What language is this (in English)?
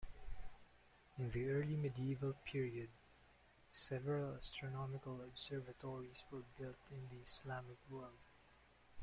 English